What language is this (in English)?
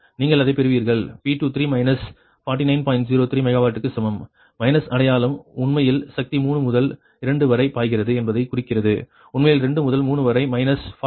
Tamil